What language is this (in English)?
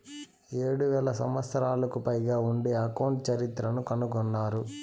Telugu